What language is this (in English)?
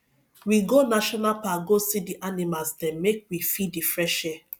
Nigerian Pidgin